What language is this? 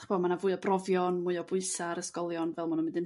Welsh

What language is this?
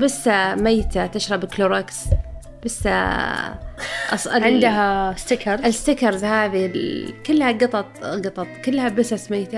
Arabic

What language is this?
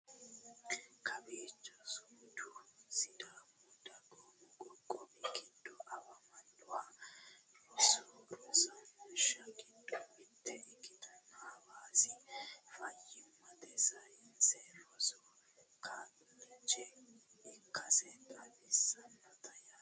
Sidamo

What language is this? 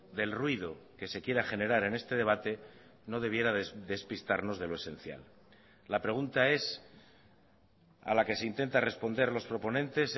Spanish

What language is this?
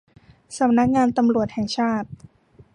Thai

